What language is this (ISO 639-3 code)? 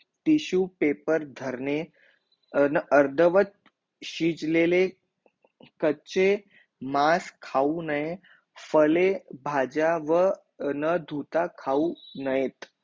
mar